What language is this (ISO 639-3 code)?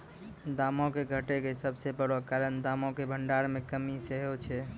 mai